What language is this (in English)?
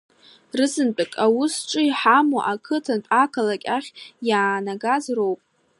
Abkhazian